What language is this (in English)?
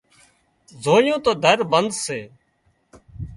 Wadiyara Koli